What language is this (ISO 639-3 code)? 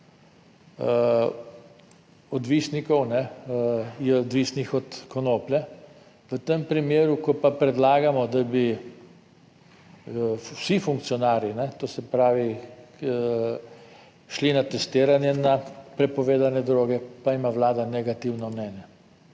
slv